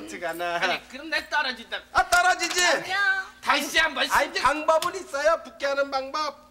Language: Korean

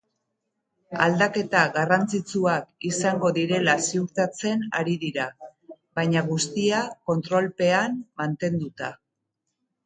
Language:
Basque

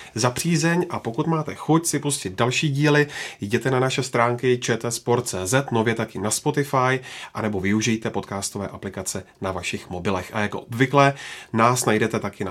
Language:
Czech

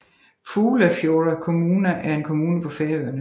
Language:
Danish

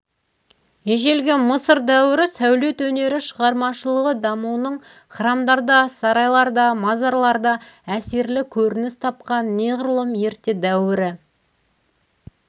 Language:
Kazakh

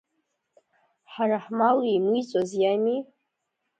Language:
Abkhazian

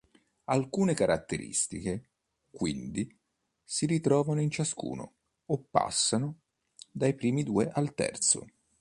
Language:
Italian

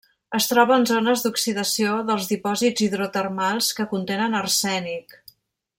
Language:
Catalan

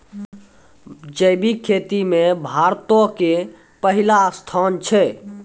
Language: Maithili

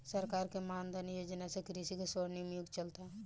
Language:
Bhojpuri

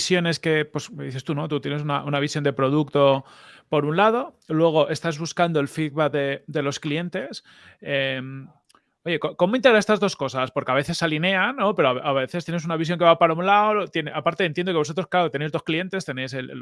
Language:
Spanish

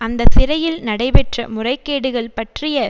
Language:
Tamil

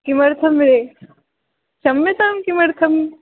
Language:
Sanskrit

